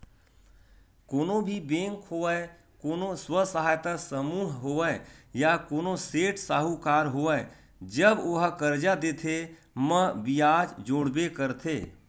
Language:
Chhattisgarhi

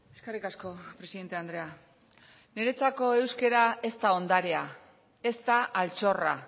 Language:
Basque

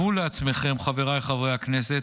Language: Hebrew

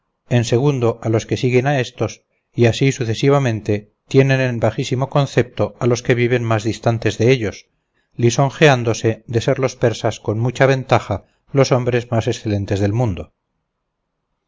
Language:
Spanish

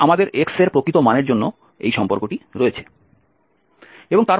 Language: Bangla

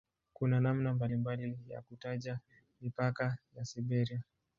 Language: Swahili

